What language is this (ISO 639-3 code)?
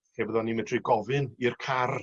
cym